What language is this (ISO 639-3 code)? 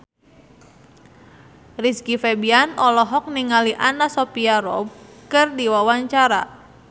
sun